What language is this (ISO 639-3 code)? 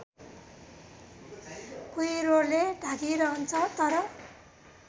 nep